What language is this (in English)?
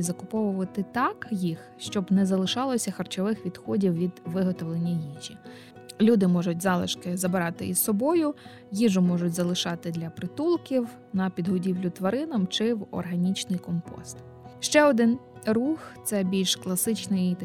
Ukrainian